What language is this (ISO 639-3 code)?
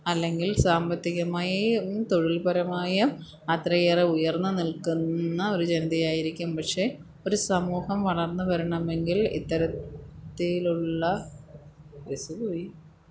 mal